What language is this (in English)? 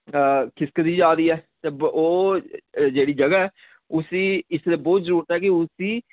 Dogri